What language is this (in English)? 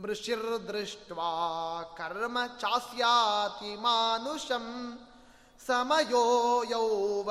Kannada